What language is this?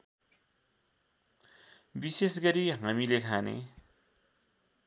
Nepali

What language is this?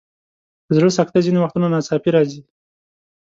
Pashto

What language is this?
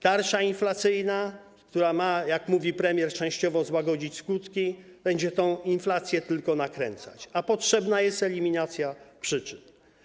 Polish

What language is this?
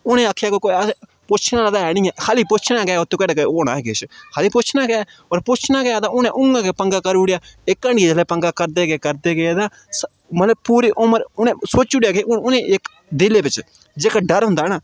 Dogri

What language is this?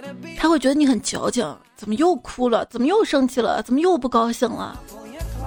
Chinese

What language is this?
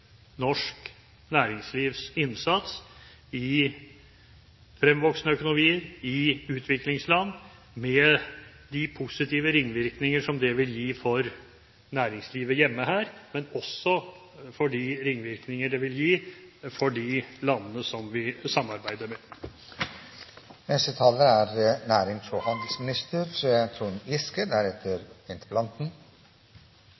Norwegian Bokmål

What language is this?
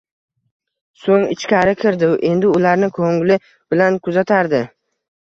Uzbek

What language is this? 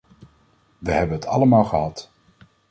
Dutch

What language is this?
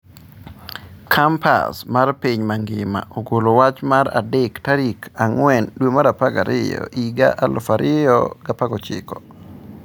Luo (Kenya and Tanzania)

